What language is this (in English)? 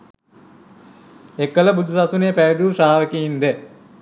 Sinhala